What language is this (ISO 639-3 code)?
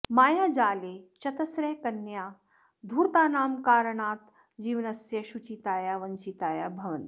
san